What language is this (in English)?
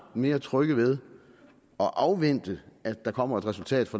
Danish